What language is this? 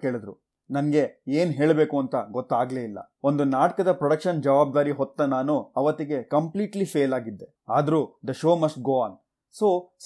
Kannada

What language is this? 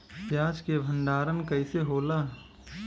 Bhojpuri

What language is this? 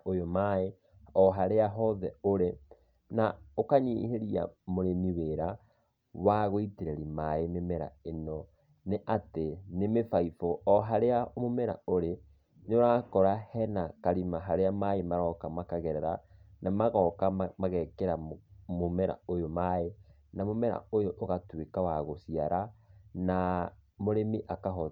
Kikuyu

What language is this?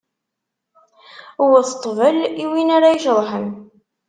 Kabyle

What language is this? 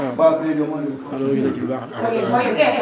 Wolof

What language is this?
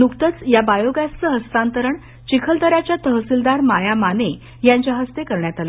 Marathi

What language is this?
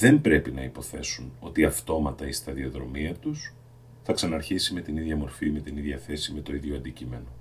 Greek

